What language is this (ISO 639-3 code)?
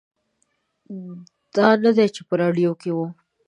pus